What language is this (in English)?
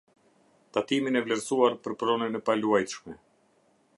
Albanian